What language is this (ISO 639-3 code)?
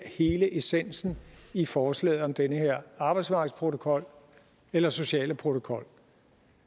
dan